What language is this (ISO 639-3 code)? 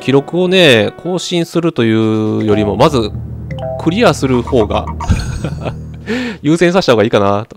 jpn